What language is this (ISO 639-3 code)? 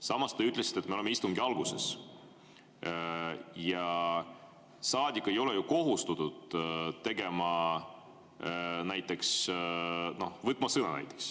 est